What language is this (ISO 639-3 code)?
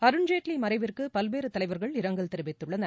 tam